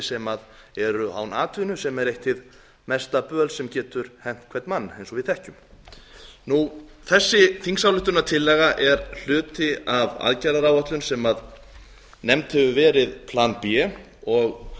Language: Icelandic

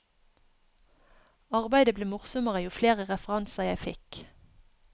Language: Norwegian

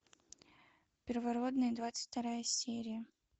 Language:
Russian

